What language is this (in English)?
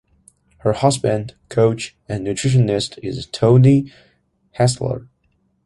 English